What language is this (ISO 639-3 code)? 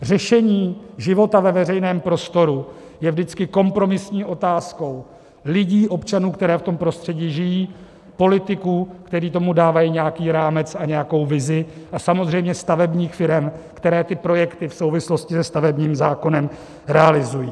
ces